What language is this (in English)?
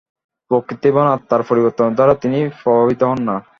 Bangla